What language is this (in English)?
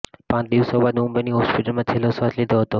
Gujarati